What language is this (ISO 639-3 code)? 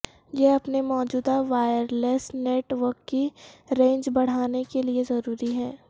urd